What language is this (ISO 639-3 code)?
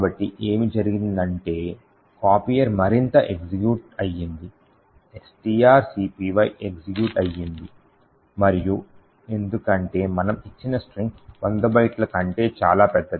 tel